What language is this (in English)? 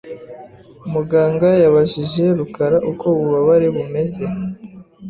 Kinyarwanda